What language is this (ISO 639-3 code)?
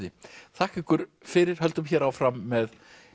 isl